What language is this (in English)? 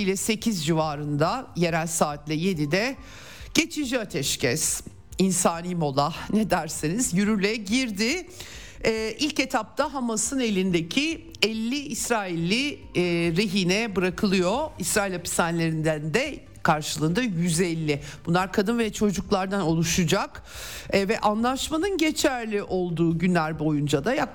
Turkish